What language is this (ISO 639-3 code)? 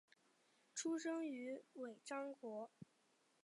zho